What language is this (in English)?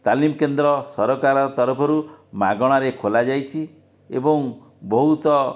Odia